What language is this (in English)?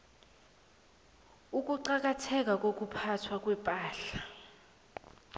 South Ndebele